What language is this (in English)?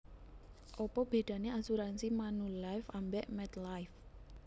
Javanese